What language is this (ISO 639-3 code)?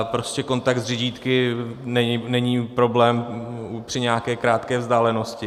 ces